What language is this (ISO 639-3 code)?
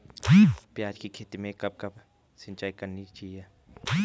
hin